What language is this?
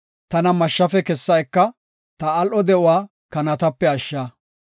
Gofa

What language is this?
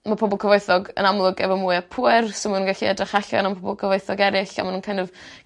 Welsh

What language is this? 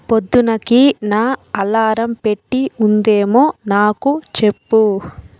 Telugu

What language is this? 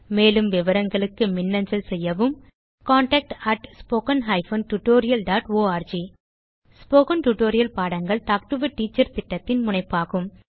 Tamil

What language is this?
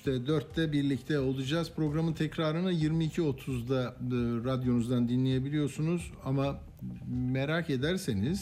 Turkish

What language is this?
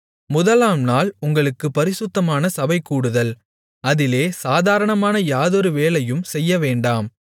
Tamil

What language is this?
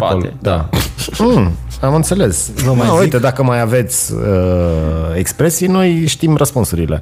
Romanian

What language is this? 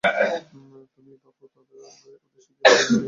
Bangla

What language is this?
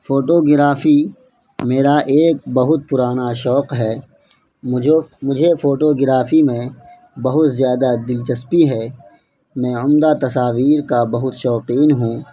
Urdu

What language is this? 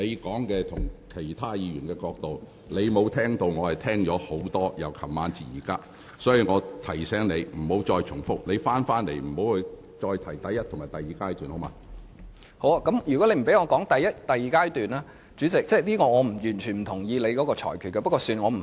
Cantonese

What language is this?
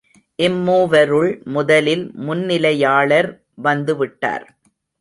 Tamil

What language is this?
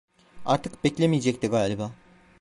Turkish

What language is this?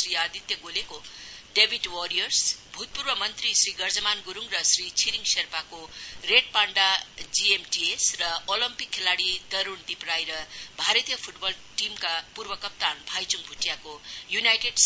Nepali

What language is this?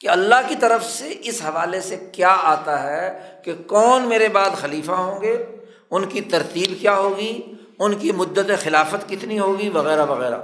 Urdu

